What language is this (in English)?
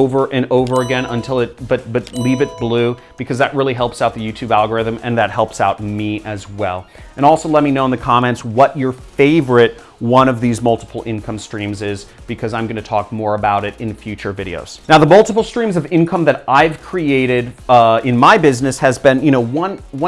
English